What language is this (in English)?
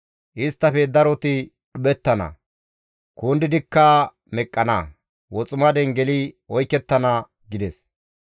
Gamo